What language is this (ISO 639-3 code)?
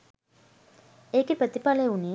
sin